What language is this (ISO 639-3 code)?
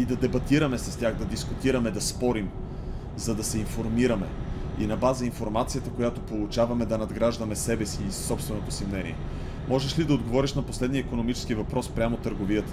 bul